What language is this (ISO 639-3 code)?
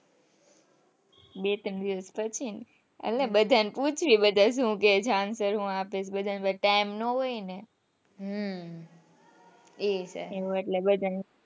guj